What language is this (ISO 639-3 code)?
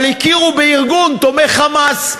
heb